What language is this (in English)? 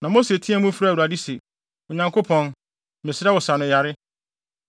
Akan